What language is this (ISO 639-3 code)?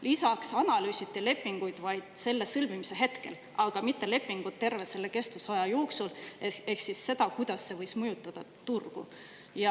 est